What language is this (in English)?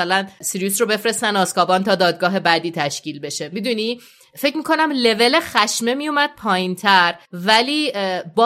Persian